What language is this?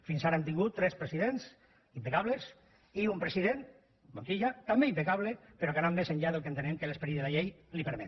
Catalan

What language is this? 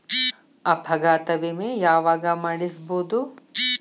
Kannada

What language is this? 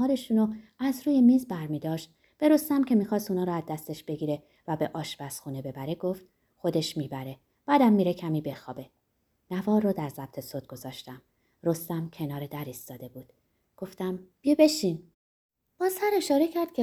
Persian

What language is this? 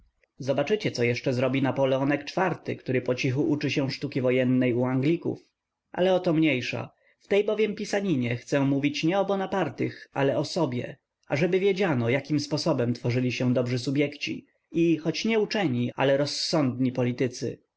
Polish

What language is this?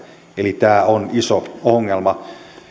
Finnish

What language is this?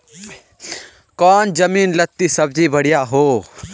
Magahi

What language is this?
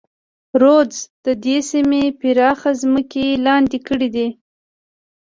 Pashto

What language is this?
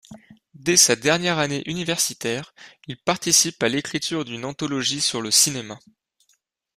French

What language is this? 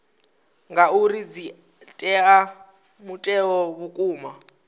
Venda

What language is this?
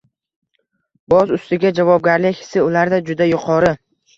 Uzbek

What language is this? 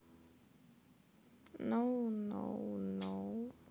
Russian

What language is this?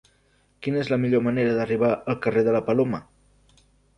Catalan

